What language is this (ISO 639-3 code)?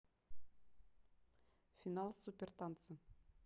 rus